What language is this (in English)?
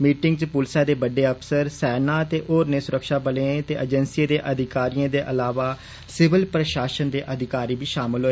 Dogri